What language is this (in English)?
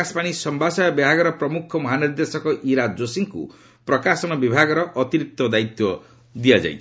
Odia